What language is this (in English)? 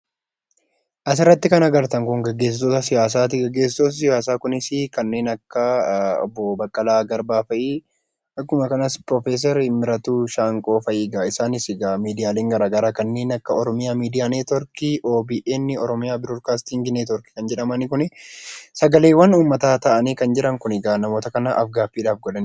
Oromo